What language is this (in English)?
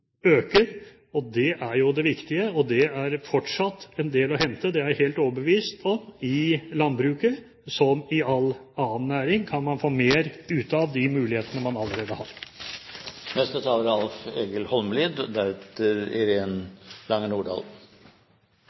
Norwegian